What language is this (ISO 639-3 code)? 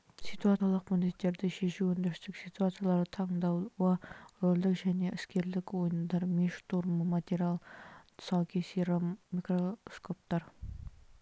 kaz